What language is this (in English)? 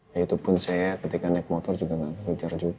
Indonesian